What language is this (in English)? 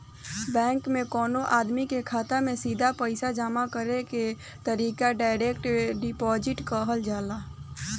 Bhojpuri